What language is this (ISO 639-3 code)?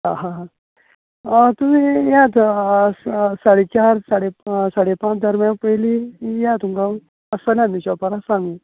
kok